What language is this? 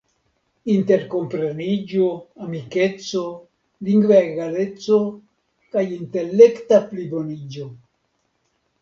Esperanto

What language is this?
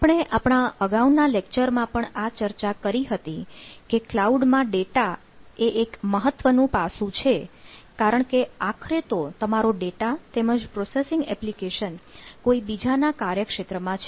Gujarati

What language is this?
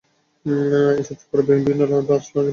Bangla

